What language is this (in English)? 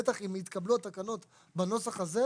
Hebrew